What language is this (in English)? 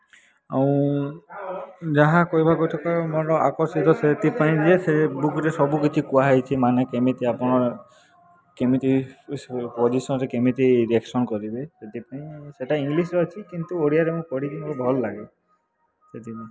Odia